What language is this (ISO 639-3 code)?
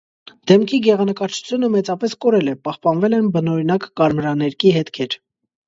hye